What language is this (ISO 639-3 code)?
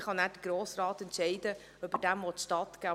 gsw